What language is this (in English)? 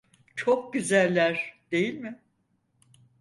Turkish